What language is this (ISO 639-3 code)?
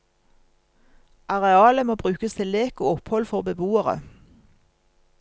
nor